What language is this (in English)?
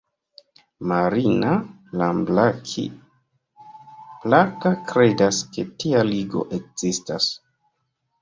Esperanto